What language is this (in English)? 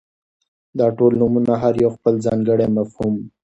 Pashto